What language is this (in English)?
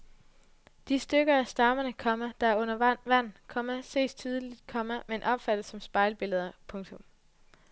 Danish